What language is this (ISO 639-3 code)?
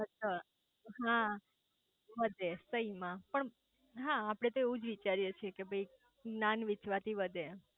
guj